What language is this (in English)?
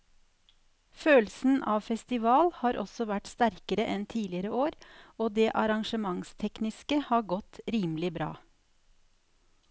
Norwegian